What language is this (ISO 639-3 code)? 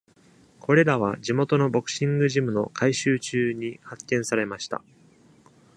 jpn